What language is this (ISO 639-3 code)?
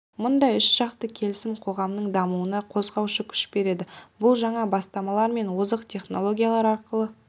kaz